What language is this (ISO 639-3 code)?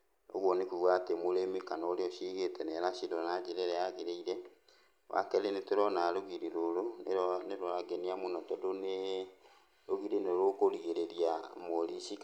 kik